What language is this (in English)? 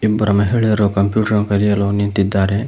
Kannada